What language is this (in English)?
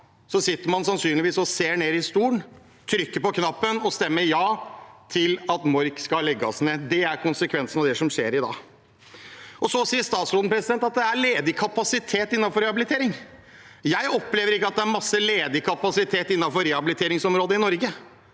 Norwegian